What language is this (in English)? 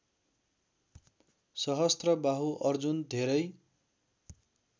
Nepali